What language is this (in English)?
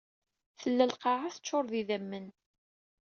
Kabyle